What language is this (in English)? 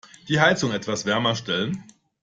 German